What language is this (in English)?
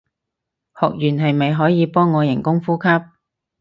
Cantonese